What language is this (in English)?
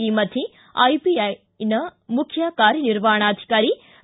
Kannada